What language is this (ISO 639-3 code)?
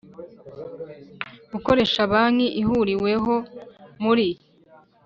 kin